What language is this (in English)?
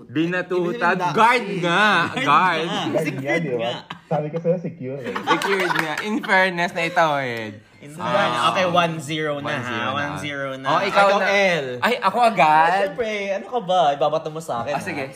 Filipino